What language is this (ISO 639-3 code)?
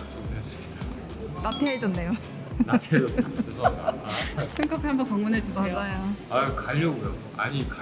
kor